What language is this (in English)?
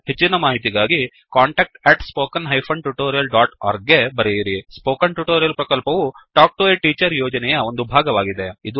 Kannada